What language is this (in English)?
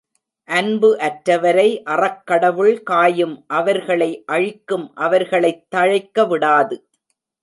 Tamil